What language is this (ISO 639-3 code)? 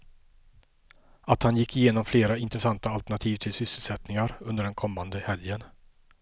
swe